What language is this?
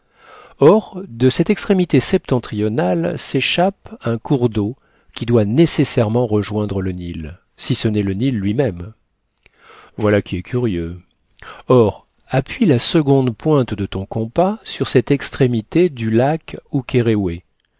French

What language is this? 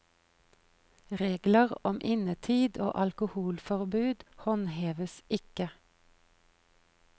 Norwegian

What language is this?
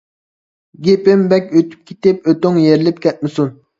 Uyghur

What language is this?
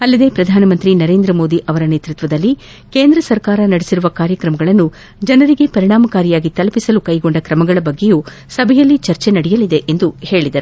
Kannada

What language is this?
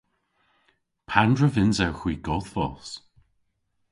Cornish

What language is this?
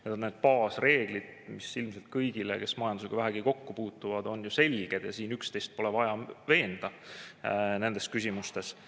Estonian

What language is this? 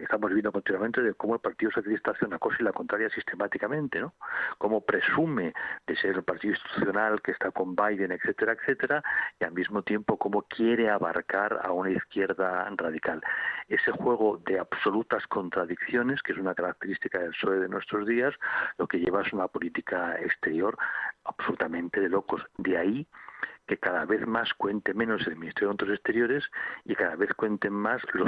Spanish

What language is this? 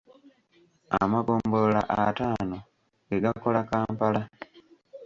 Ganda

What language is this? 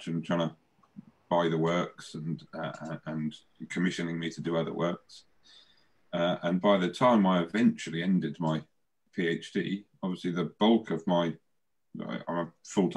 English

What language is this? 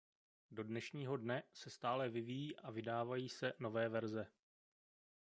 Czech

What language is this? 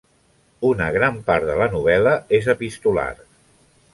Catalan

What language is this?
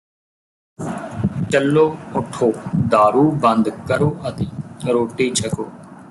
Punjabi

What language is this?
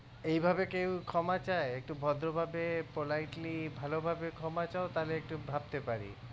Bangla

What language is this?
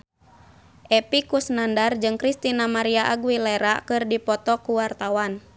Sundanese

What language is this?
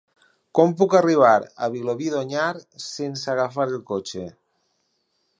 Catalan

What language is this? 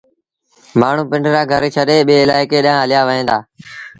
Sindhi Bhil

